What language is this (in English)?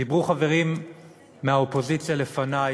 Hebrew